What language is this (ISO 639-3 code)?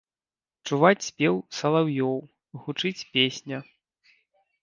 bel